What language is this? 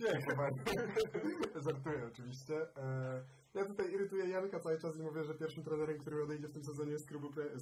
Polish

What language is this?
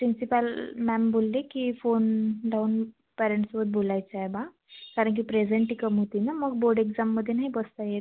Marathi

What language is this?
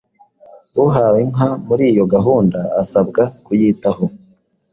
Kinyarwanda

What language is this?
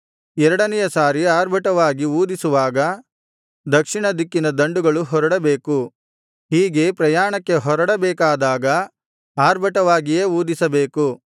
Kannada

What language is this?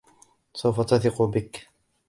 Arabic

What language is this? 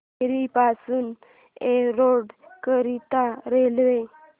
Marathi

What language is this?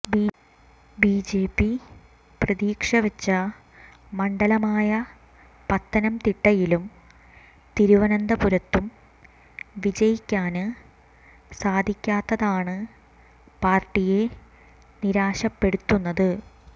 Malayalam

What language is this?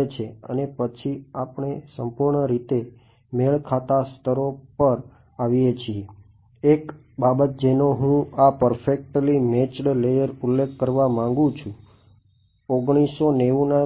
Gujarati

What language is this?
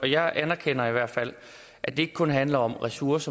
Danish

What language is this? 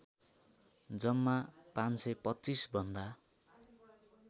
Nepali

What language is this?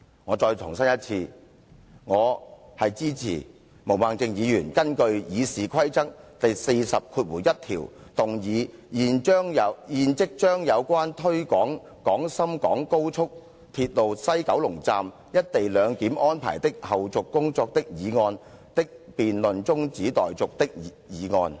Cantonese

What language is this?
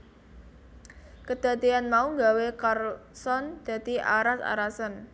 Javanese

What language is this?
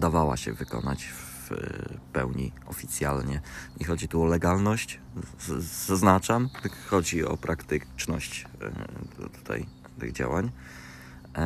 Polish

